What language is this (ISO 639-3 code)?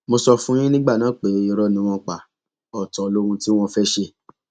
yor